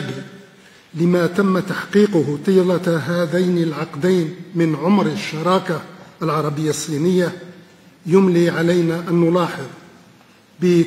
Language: Arabic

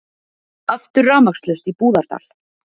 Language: Icelandic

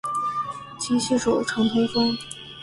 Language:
Chinese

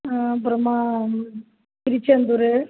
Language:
Tamil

